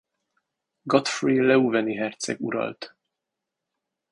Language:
Hungarian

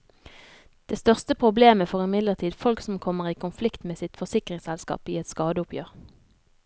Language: Norwegian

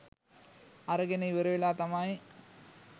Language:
Sinhala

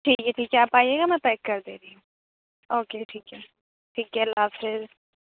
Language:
Urdu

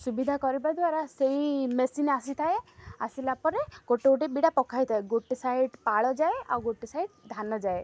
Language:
Odia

